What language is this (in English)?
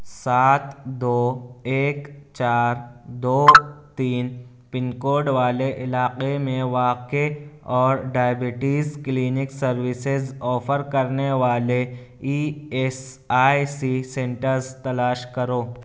Urdu